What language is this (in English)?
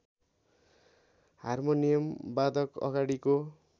Nepali